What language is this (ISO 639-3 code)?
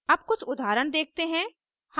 hin